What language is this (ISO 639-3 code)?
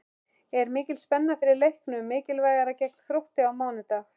isl